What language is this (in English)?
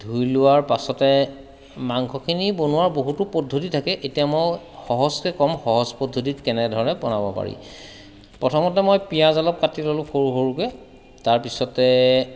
Assamese